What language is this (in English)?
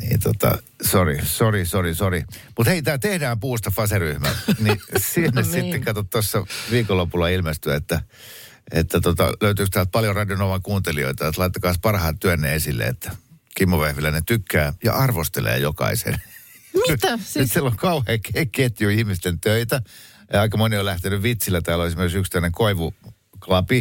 Finnish